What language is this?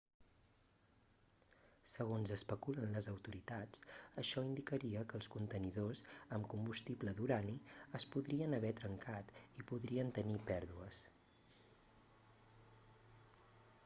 Catalan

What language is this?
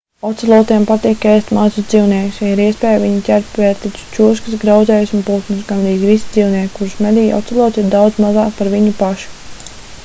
Latvian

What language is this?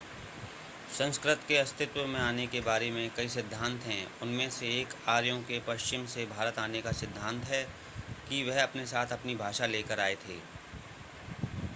Hindi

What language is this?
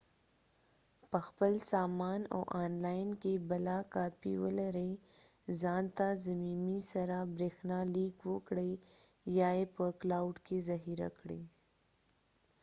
Pashto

